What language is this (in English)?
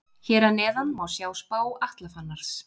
Icelandic